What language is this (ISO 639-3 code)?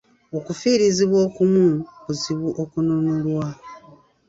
lug